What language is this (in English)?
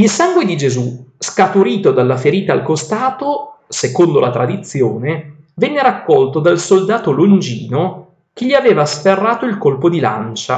Italian